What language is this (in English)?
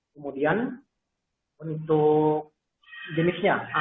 Indonesian